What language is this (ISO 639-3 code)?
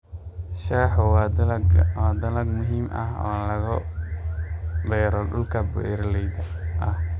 som